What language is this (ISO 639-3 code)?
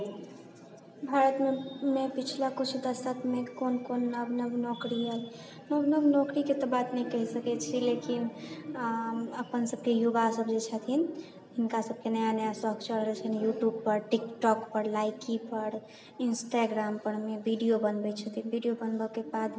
mai